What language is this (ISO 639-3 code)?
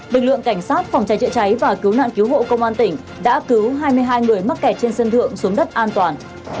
vie